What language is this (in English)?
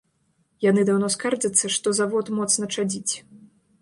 Belarusian